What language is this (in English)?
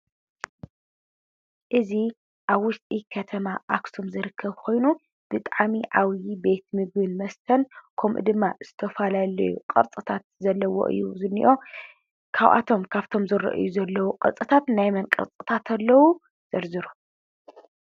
Tigrinya